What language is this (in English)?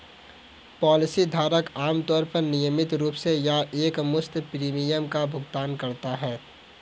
Hindi